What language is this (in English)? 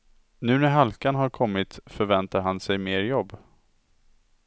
Swedish